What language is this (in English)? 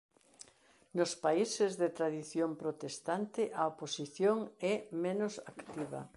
Galician